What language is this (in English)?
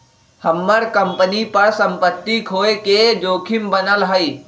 Magahi